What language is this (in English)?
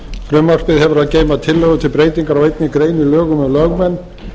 Icelandic